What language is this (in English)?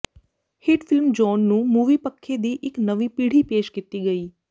Punjabi